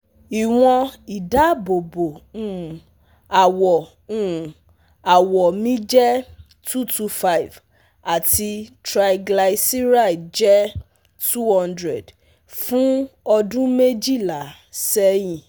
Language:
Yoruba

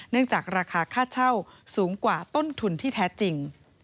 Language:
Thai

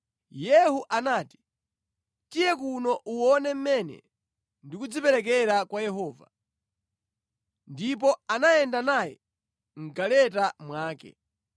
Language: Nyanja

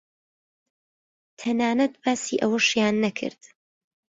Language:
Central Kurdish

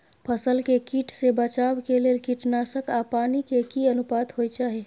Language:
Maithili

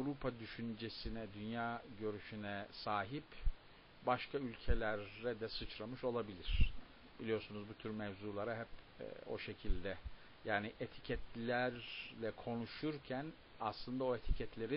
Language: Turkish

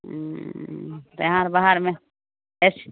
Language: Maithili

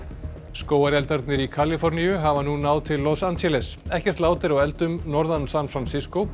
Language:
Icelandic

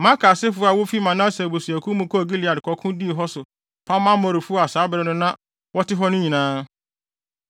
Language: Akan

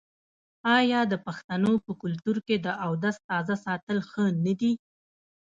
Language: Pashto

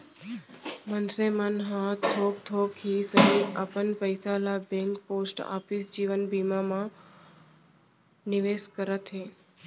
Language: Chhattisgarhi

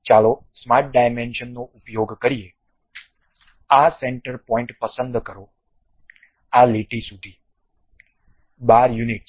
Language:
Gujarati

